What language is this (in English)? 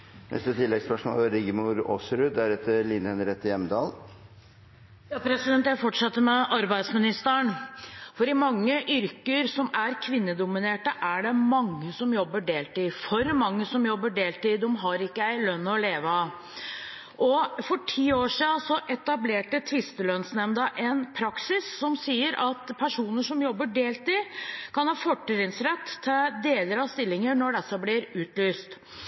Norwegian